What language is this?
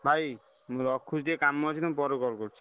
Odia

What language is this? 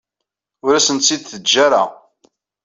Kabyle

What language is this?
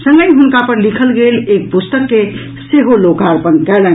Maithili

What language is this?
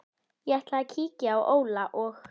Icelandic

